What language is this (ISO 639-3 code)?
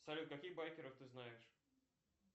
rus